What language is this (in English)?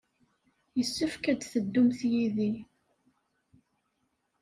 Kabyle